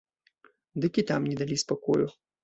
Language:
Belarusian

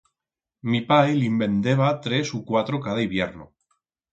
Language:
Aragonese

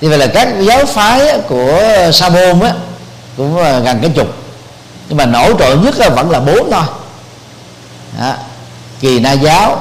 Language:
Vietnamese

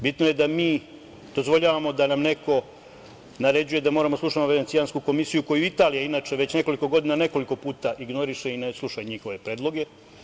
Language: Serbian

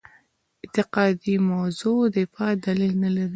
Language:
Pashto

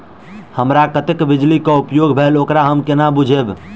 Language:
Maithili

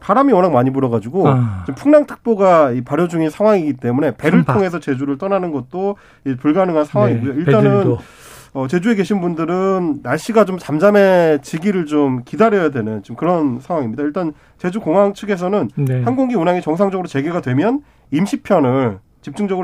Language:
Korean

